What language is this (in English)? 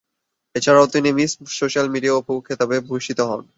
Bangla